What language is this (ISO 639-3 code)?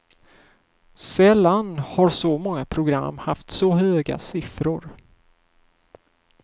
swe